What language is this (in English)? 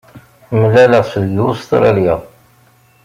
Kabyle